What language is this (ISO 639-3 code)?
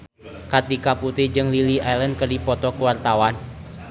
sun